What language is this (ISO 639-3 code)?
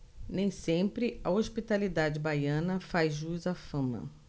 por